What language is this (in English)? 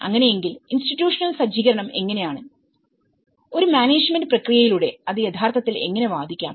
Malayalam